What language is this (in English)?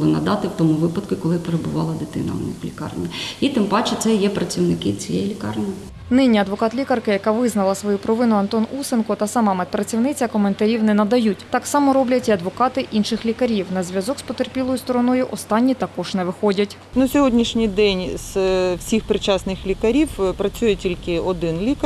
Ukrainian